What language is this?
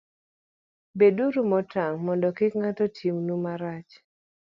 Luo (Kenya and Tanzania)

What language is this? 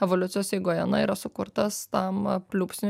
Lithuanian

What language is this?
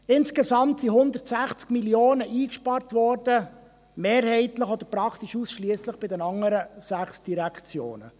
Swiss German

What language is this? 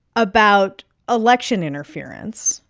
English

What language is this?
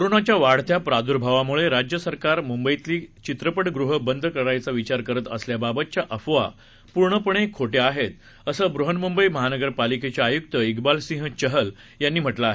Marathi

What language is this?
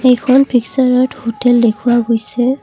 Assamese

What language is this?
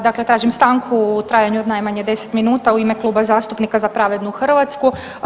Croatian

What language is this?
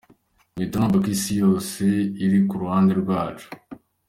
Kinyarwanda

